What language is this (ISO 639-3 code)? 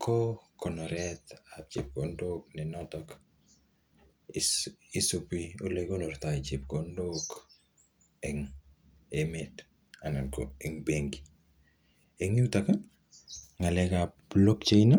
kln